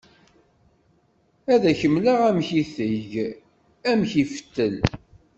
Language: Kabyle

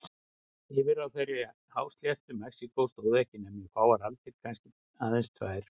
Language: Icelandic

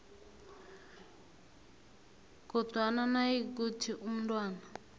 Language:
South Ndebele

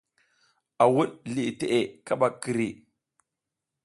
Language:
South Giziga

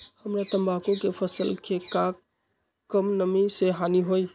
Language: Magahi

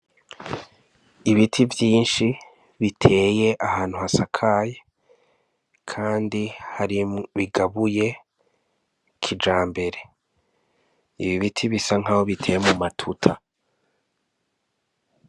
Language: Rundi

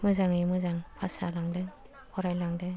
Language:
Bodo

